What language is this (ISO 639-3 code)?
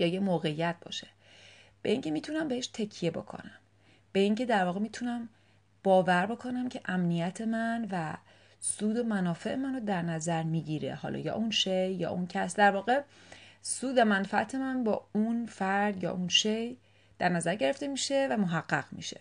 fas